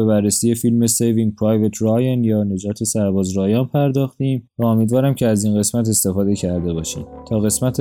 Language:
Persian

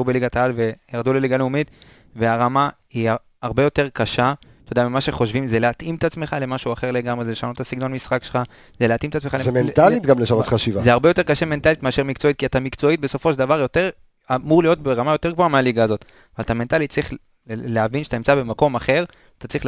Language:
Hebrew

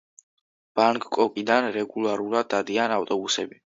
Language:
Georgian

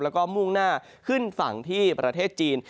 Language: Thai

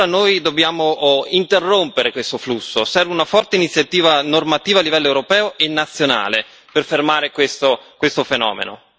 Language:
Italian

